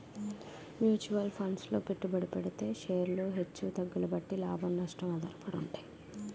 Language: Telugu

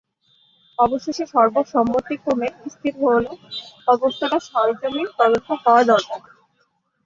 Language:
Bangla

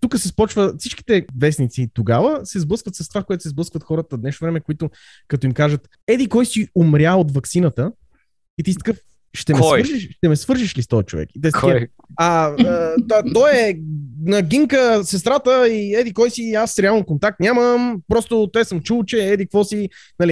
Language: Bulgarian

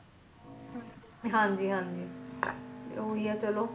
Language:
Punjabi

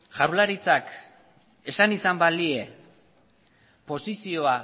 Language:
Basque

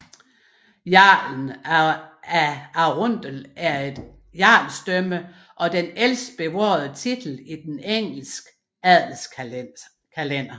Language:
Danish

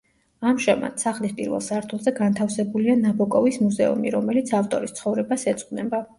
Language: Georgian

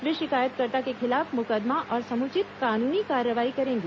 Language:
Hindi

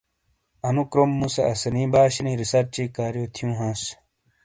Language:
Shina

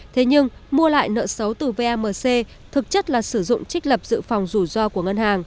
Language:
Vietnamese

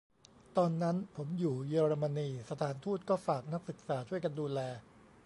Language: Thai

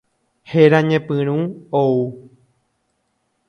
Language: Guarani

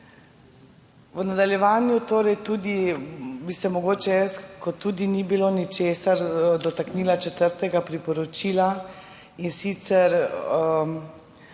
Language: Slovenian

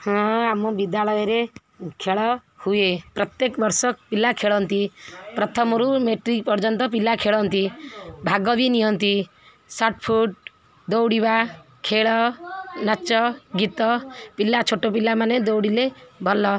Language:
Odia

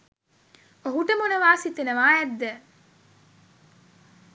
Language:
Sinhala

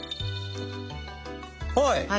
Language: Japanese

